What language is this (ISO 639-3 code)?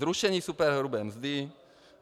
ces